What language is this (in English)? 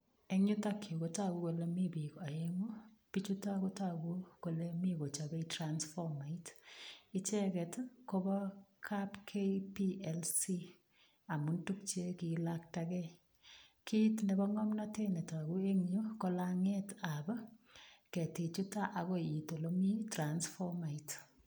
Kalenjin